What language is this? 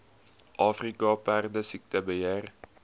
Afrikaans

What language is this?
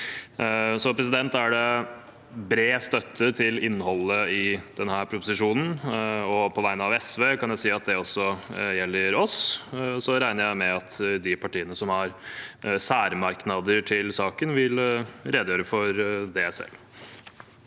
Norwegian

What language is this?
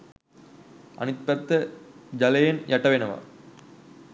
Sinhala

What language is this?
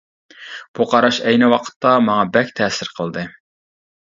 Uyghur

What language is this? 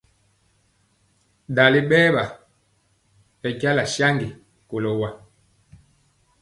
Mpiemo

